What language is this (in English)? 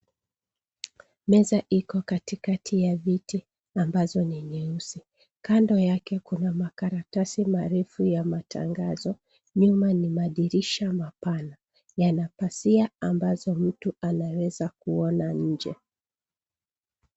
Swahili